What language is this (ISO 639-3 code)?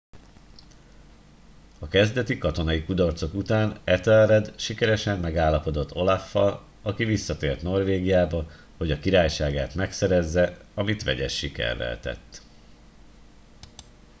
hun